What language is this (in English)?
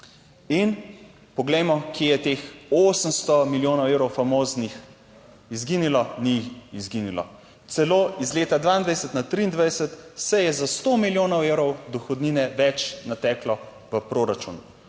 Slovenian